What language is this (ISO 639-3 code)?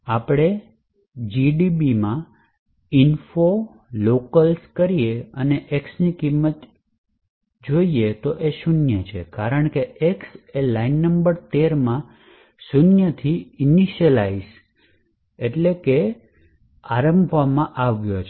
guj